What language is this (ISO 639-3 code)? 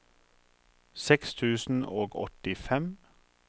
nor